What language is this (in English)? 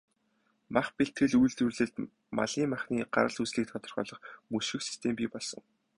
Mongolian